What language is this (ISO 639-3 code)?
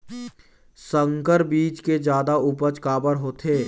hne